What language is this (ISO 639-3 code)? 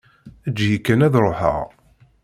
kab